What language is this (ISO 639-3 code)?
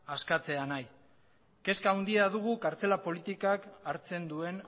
eus